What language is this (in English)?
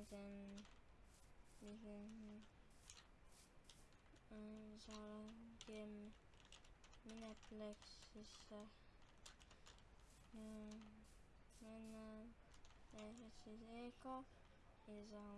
Finnish